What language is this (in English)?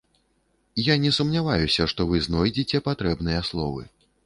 Belarusian